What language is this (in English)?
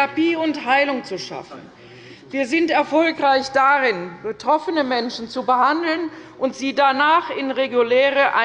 German